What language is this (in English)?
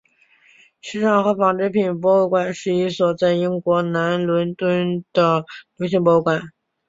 Chinese